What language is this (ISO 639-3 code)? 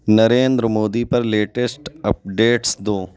urd